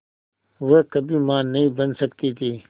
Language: Hindi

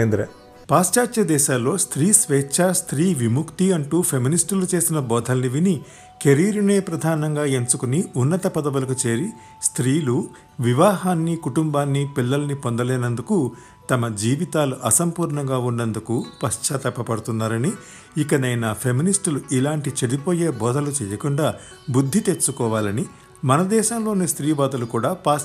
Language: Telugu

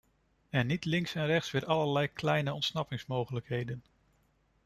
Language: Dutch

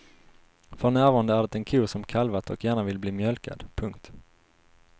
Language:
Swedish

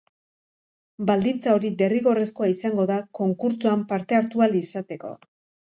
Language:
Basque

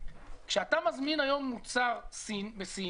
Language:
Hebrew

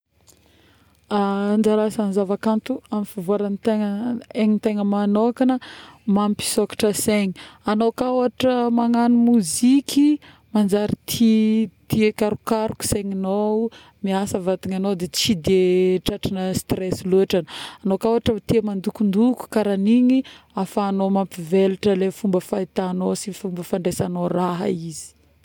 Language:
Northern Betsimisaraka Malagasy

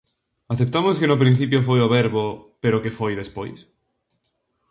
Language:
Galician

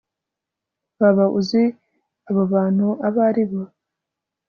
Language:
Kinyarwanda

